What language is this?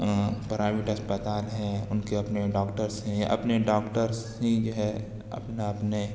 Urdu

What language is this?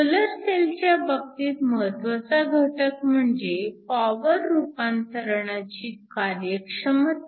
Marathi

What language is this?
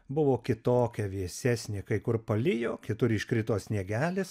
Lithuanian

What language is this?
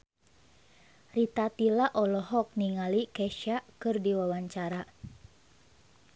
Sundanese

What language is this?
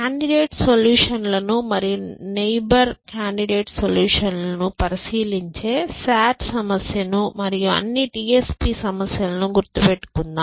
Telugu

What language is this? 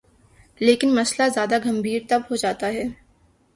Urdu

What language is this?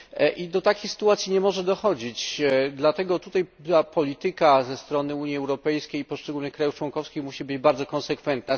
Polish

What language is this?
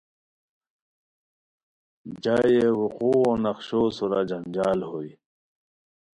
Khowar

